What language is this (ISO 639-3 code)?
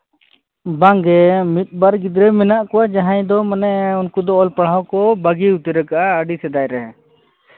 sat